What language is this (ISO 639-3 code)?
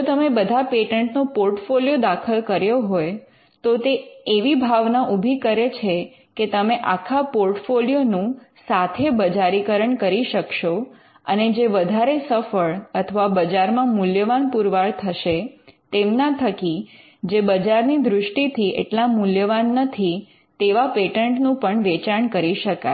guj